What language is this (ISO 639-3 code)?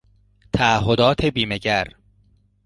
fas